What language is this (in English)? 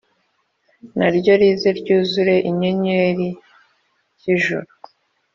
Kinyarwanda